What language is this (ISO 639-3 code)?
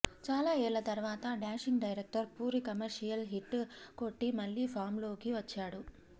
tel